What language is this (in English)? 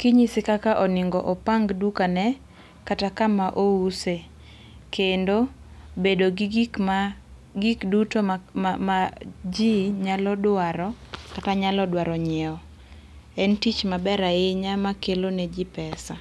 Luo (Kenya and Tanzania)